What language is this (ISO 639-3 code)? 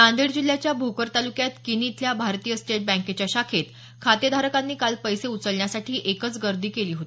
mar